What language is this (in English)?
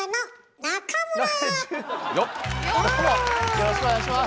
Japanese